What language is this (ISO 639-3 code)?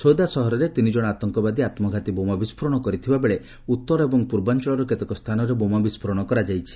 ori